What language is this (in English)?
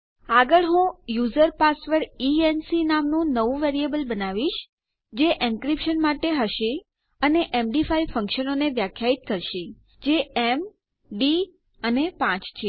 Gujarati